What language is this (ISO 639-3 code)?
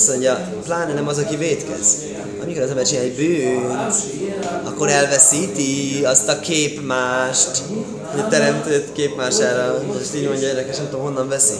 hun